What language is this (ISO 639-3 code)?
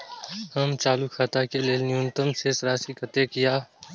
mai